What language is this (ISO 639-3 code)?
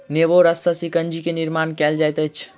mai